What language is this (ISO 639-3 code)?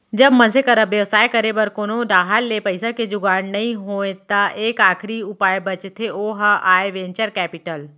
hne